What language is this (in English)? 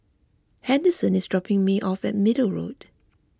English